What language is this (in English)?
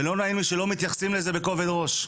Hebrew